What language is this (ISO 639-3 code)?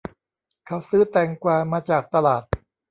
tha